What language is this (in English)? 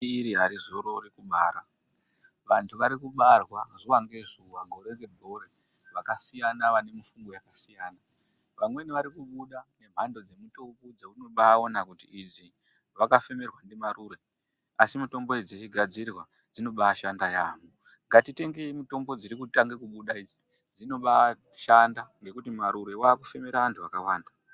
Ndau